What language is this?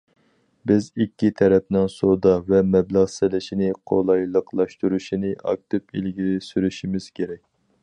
Uyghur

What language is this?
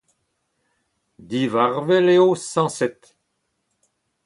Breton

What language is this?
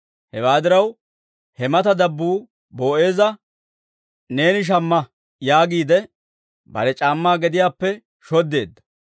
Dawro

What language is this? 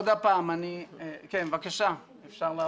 Hebrew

